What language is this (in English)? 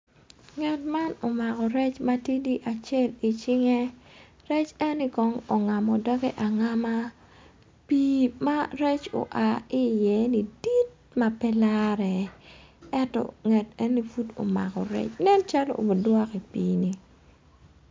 Acoli